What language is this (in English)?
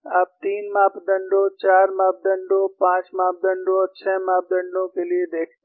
Hindi